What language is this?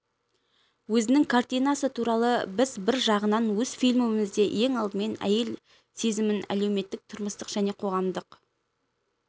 Kazakh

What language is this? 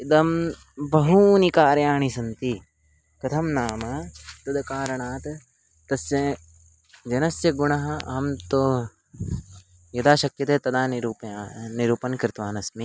Sanskrit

